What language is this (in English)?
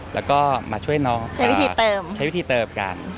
Thai